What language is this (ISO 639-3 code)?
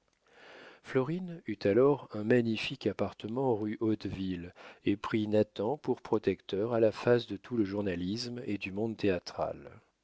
fra